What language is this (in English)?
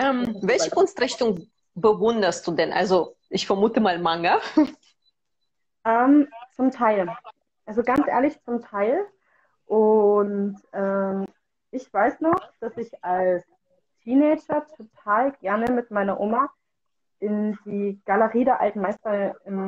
German